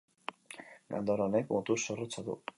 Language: Basque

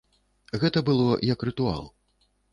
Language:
Belarusian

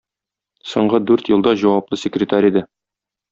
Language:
Tatar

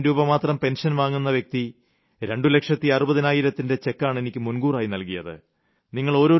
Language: Malayalam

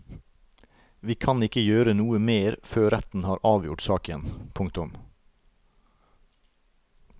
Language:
Norwegian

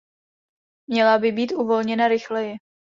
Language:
Czech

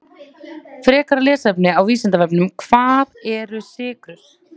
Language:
Icelandic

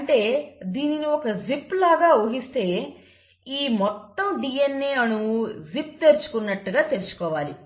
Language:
Telugu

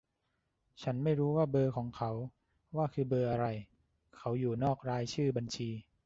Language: Thai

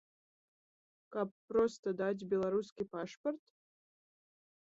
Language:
Belarusian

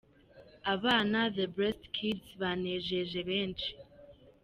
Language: Kinyarwanda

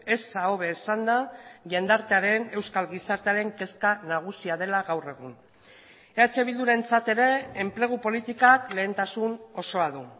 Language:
Basque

